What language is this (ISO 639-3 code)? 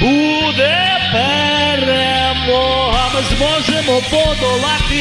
ukr